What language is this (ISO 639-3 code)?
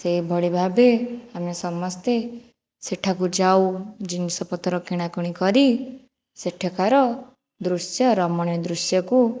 ori